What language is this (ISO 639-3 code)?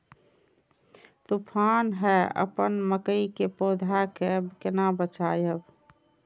mai